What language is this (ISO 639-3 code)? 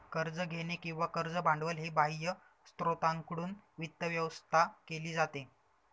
mar